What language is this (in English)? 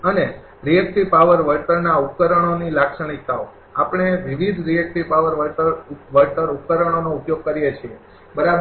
Gujarati